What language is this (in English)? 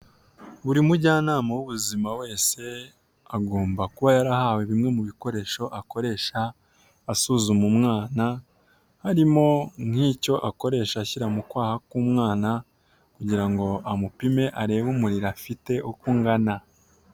Kinyarwanda